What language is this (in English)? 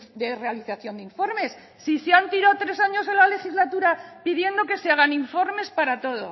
Spanish